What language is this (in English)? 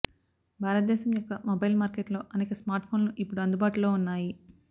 Telugu